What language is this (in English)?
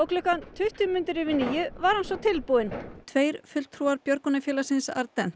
Icelandic